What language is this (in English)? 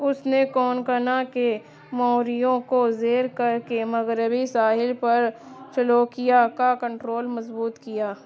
Urdu